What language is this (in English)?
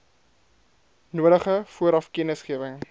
Afrikaans